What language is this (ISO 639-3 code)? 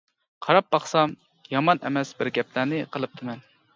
uig